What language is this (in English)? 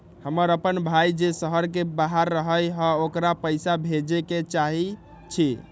Magahi